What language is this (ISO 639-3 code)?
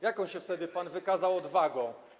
pol